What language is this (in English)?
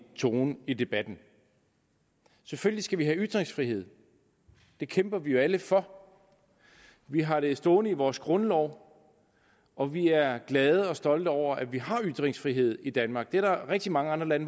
Danish